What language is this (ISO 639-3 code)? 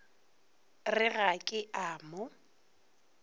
nso